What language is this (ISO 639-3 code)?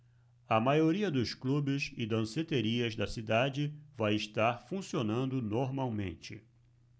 por